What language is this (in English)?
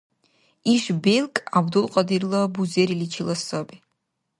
Dargwa